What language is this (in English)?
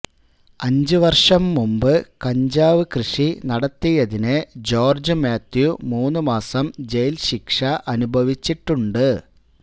Malayalam